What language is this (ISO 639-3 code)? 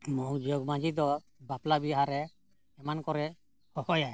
sat